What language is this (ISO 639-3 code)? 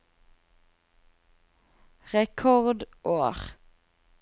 nor